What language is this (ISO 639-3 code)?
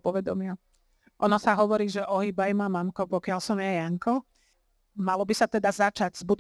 slk